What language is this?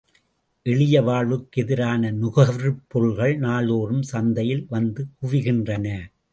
Tamil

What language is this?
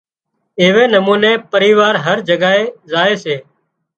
Wadiyara Koli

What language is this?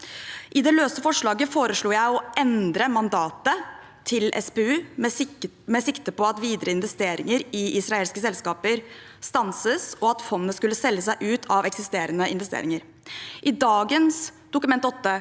Norwegian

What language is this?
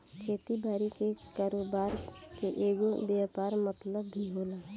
Bhojpuri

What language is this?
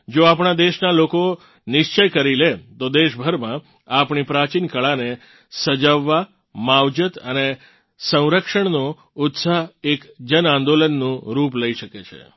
Gujarati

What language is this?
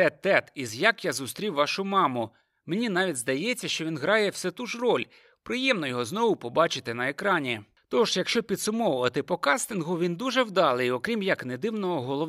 Ukrainian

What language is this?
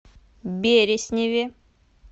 Russian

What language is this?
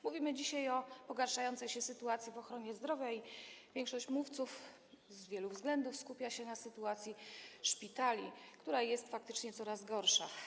Polish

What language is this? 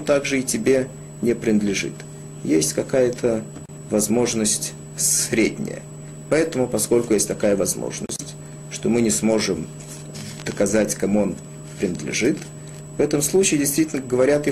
Russian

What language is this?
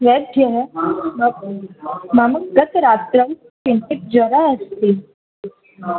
Sanskrit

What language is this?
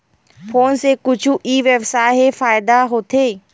Chhattisgarhi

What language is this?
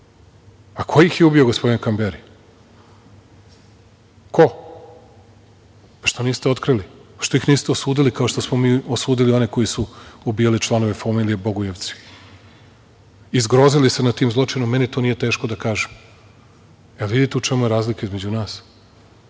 Serbian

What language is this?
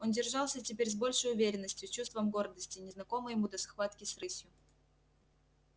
Russian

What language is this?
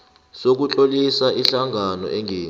South Ndebele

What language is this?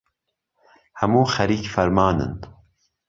Central Kurdish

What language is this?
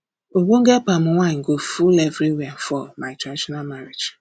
Nigerian Pidgin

